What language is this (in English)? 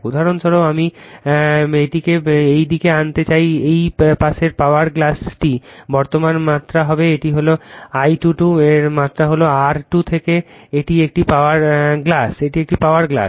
Bangla